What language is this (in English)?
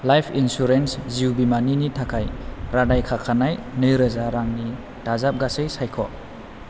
Bodo